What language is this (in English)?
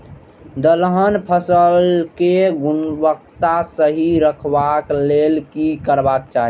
Maithili